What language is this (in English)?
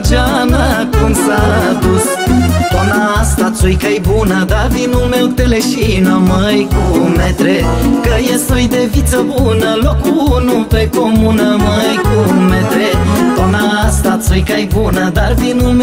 Romanian